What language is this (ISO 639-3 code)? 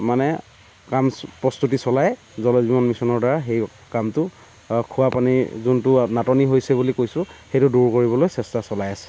asm